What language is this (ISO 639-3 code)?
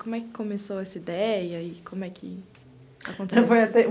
por